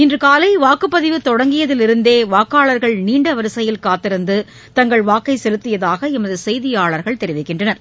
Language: Tamil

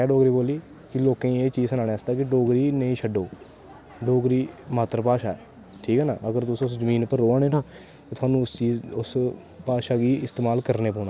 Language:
Dogri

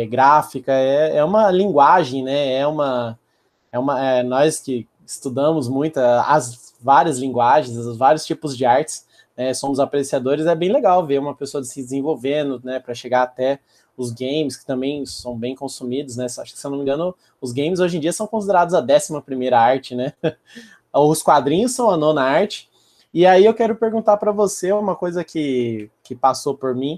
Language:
Portuguese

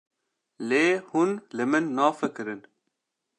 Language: Kurdish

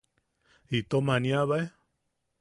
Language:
Yaqui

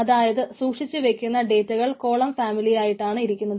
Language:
Malayalam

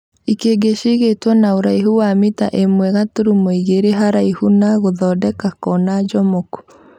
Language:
Kikuyu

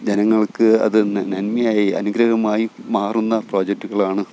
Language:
Malayalam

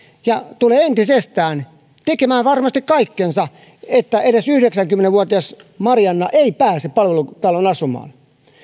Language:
Finnish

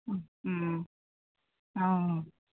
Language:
Assamese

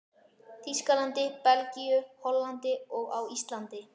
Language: Icelandic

